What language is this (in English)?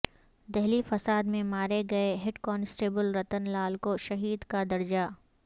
Urdu